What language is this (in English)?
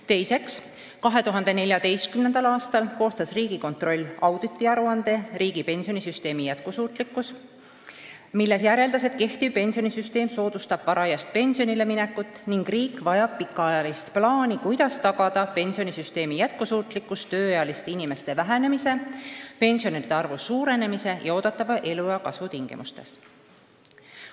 Estonian